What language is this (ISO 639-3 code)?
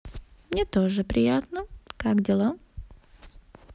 rus